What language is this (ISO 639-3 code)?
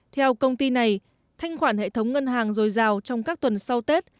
vie